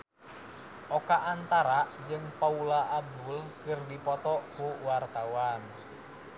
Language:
Sundanese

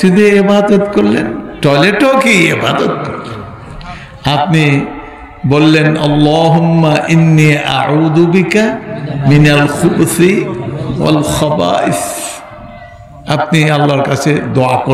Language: Arabic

